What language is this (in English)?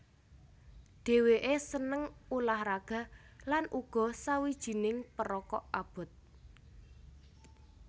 Javanese